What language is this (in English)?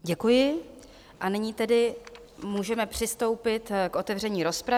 Czech